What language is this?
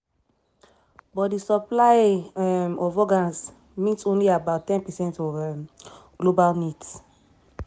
Nigerian Pidgin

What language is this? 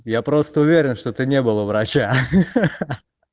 Russian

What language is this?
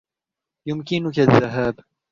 Arabic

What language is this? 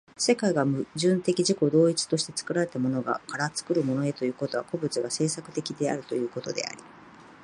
Japanese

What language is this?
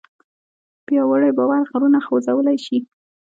Pashto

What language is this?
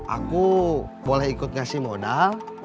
Indonesian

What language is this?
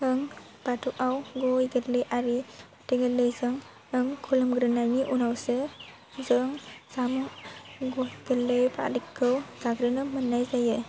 Bodo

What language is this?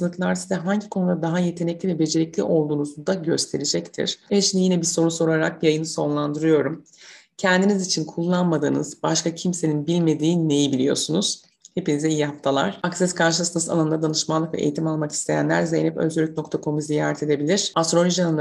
Turkish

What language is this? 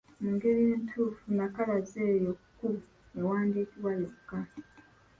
Ganda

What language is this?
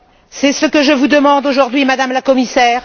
French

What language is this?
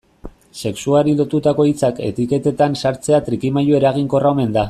Basque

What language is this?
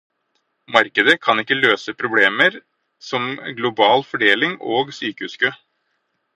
Norwegian Bokmål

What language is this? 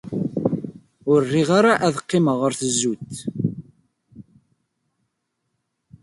Kabyle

